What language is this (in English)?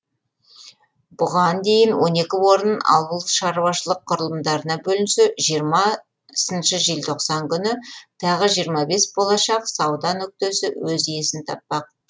Kazakh